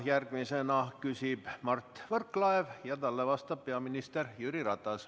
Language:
Estonian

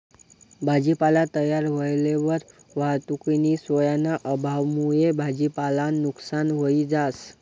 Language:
Marathi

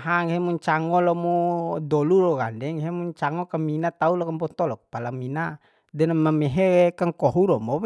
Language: Bima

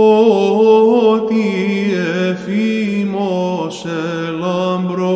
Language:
Greek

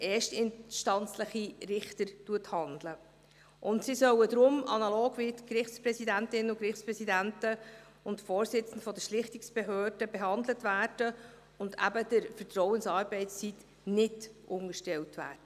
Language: Swiss German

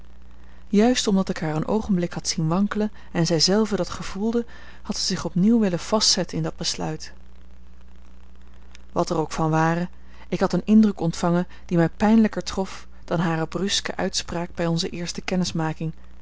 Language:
Dutch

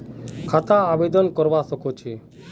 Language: Magahi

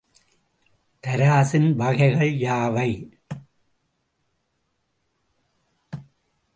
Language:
Tamil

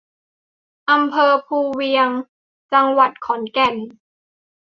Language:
Thai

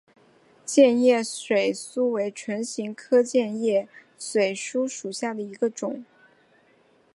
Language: Chinese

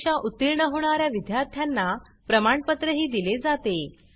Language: Marathi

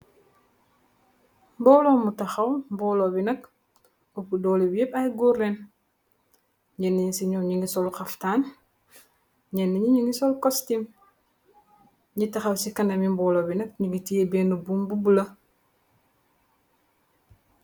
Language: Wolof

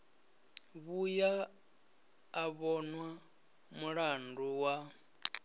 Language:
Venda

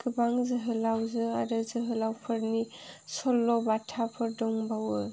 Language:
Bodo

